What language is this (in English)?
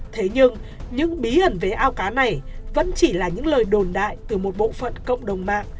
Vietnamese